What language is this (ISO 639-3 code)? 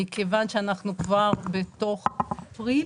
heb